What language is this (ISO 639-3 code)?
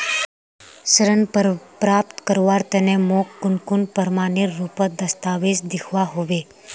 mag